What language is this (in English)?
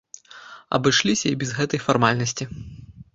Belarusian